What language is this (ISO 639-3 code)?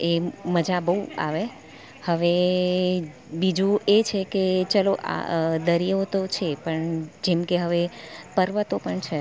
guj